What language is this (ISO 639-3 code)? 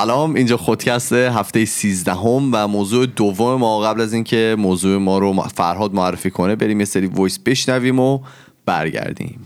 fas